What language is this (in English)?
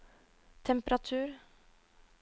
Norwegian